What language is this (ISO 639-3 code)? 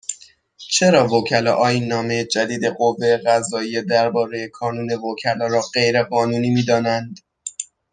fas